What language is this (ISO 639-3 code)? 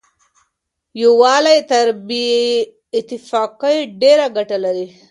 pus